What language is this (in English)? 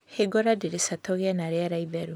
Kikuyu